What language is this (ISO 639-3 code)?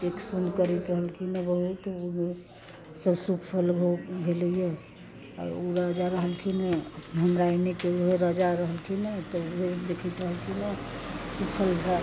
mai